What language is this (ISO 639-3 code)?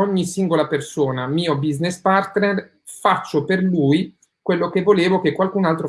ita